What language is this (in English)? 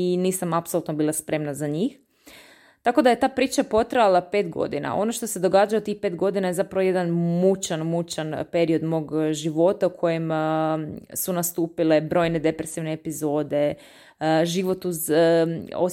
Croatian